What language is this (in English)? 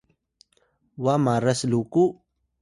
Atayal